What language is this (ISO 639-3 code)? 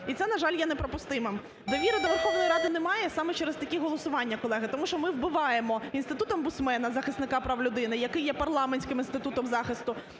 ukr